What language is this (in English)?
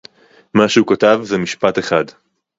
Hebrew